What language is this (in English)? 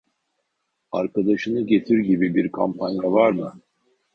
Turkish